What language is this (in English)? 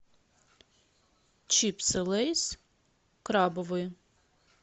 Russian